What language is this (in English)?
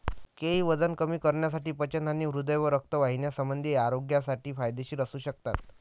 Marathi